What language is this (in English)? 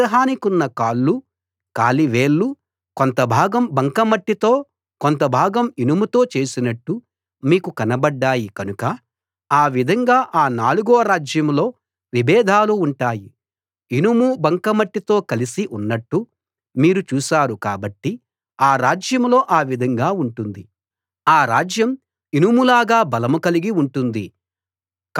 Telugu